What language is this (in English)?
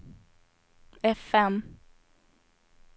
Swedish